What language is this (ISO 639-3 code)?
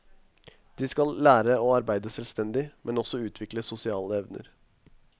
nor